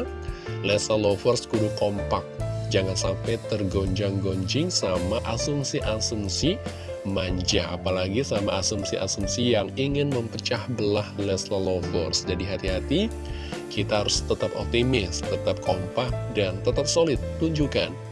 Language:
Indonesian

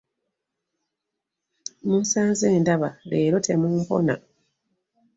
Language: Ganda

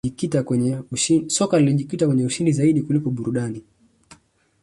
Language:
Swahili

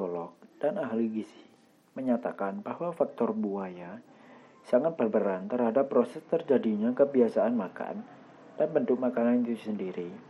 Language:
Indonesian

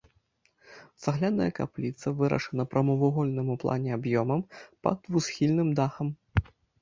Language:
Belarusian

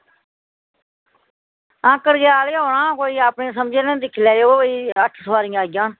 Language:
Dogri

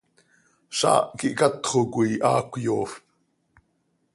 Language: Seri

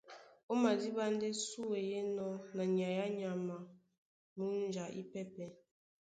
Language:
Duala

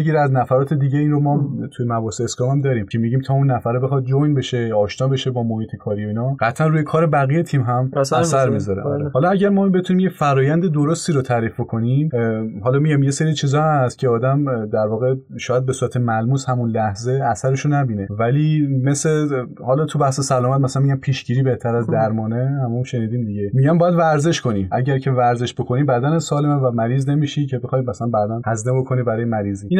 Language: Persian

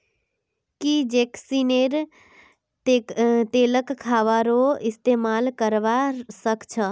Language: Magahi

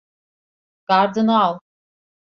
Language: Turkish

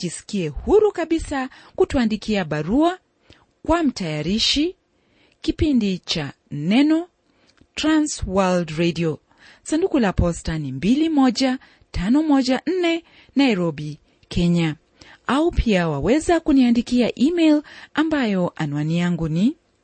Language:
Swahili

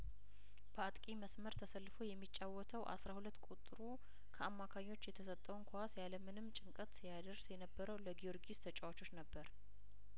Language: Amharic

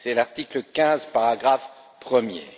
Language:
French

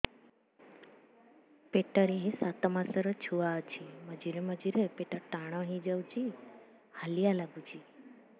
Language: Odia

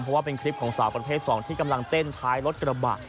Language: Thai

